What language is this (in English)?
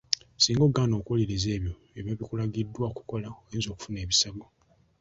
Ganda